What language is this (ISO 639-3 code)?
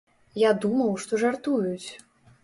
bel